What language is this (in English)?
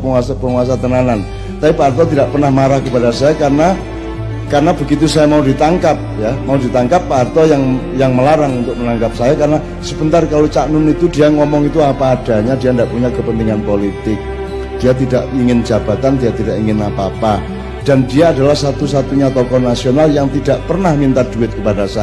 Indonesian